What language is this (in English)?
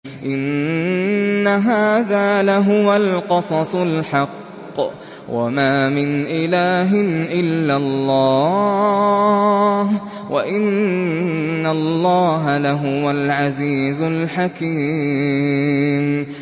Arabic